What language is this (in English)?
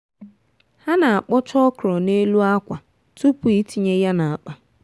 Igbo